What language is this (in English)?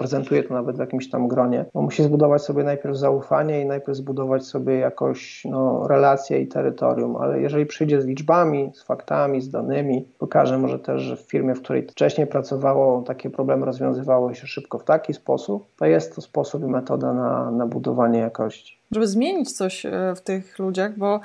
Polish